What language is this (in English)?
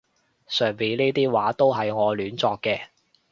Cantonese